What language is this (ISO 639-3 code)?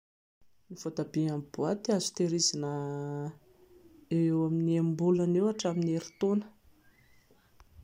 mlg